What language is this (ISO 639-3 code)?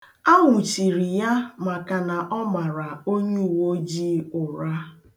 ibo